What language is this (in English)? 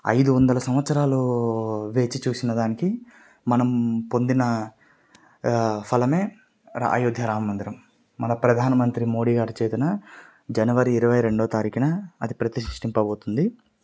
Telugu